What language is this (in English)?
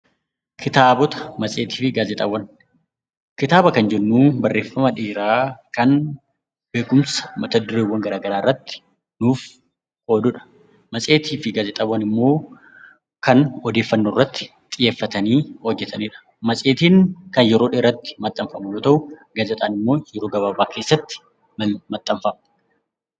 Oromo